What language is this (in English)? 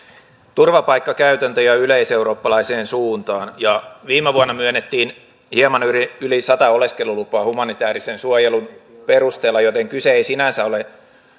Finnish